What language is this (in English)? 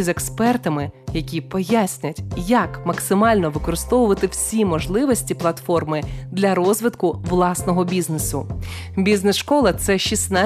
Ukrainian